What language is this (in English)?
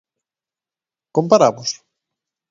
Galician